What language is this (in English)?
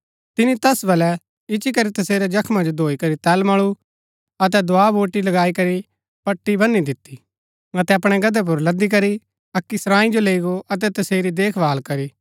Gaddi